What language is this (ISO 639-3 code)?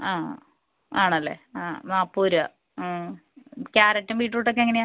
mal